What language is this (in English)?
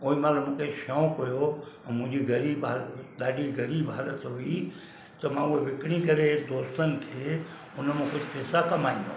Sindhi